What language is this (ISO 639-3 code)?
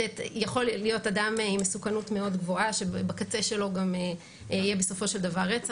heb